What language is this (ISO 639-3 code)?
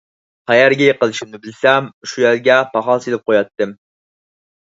uig